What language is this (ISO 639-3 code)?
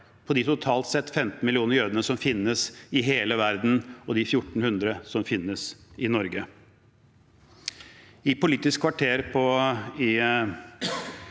nor